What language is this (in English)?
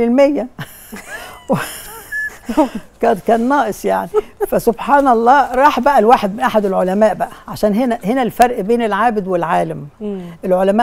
Arabic